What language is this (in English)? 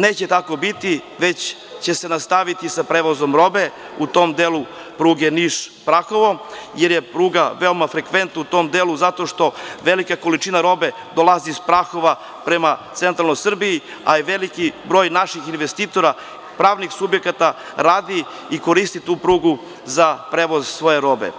Serbian